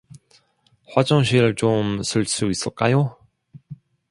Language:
Korean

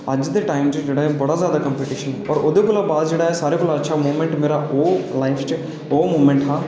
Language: Dogri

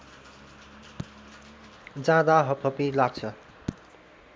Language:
Nepali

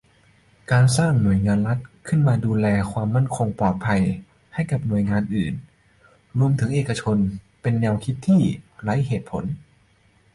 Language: Thai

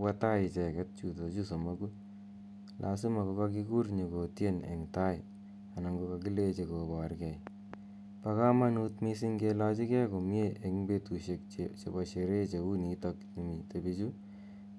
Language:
Kalenjin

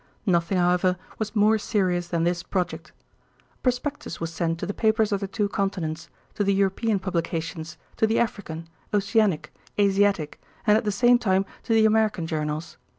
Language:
English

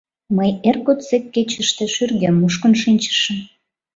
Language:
Mari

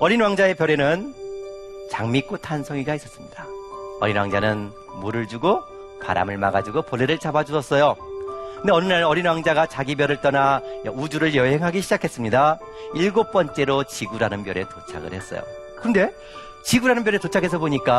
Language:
Korean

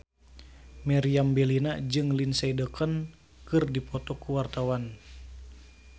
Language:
Sundanese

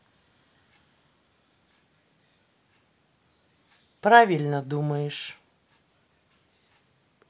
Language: Russian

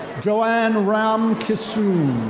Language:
English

